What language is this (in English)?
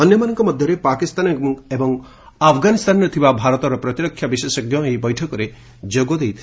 Odia